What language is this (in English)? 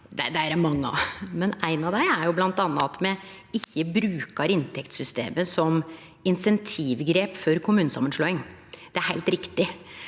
Norwegian